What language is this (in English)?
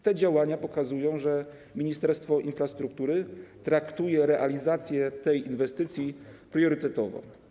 Polish